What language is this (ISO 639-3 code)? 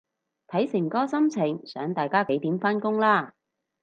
yue